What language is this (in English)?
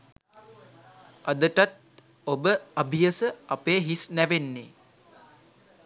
Sinhala